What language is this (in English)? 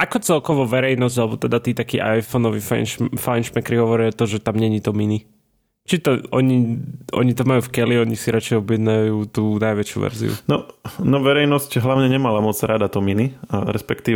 Slovak